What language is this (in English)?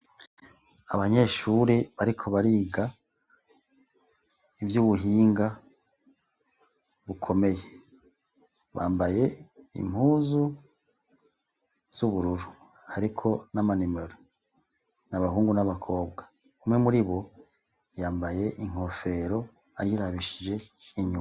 Rundi